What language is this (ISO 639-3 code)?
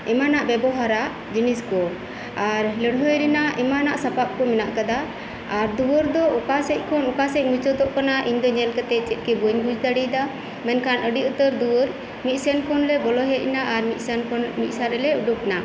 sat